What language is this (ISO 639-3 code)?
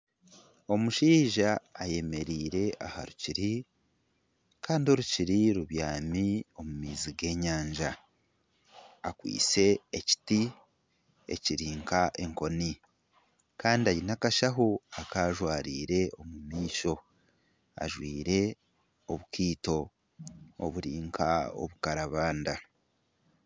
nyn